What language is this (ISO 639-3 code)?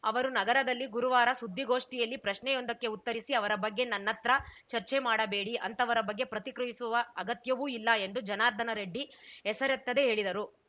kan